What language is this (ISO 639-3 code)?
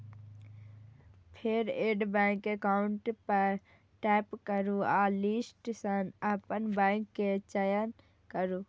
mai